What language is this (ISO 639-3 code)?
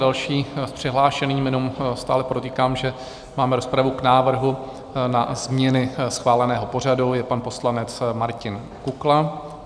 ces